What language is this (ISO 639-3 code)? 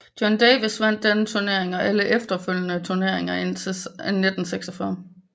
dan